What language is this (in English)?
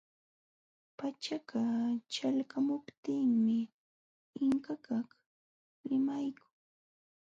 Jauja Wanca Quechua